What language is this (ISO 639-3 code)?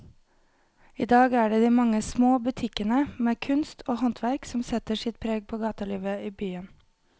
nor